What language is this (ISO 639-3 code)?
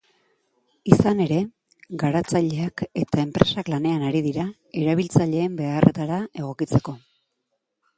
eus